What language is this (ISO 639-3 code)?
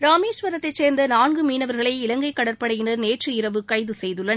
tam